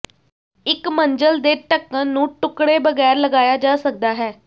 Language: Punjabi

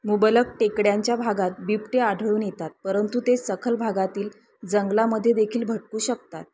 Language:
Marathi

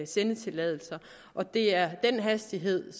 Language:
Danish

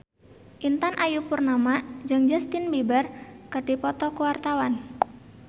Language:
Sundanese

